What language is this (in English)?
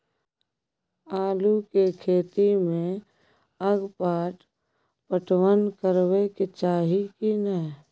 Maithili